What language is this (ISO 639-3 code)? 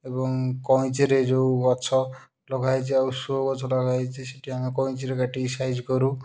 ori